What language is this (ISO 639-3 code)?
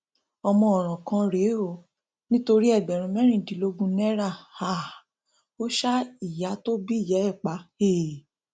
yor